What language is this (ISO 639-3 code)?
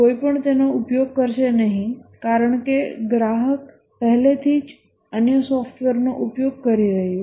guj